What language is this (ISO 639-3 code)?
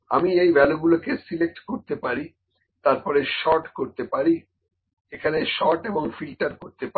ben